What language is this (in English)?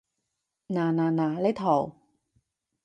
Cantonese